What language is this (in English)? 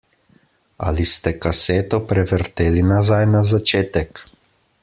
Slovenian